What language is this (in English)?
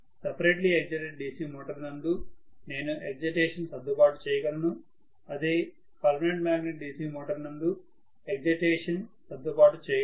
Telugu